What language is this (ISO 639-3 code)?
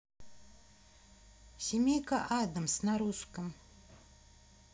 rus